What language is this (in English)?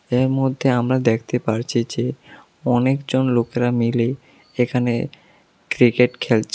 Bangla